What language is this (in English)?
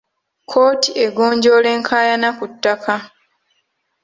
Ganda